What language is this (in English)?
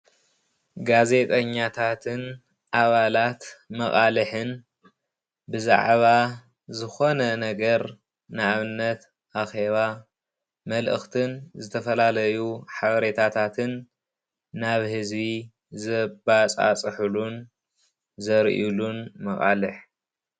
Tigrinya